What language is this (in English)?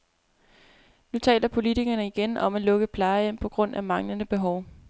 Danish